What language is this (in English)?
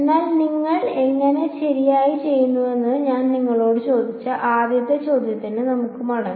Malayalam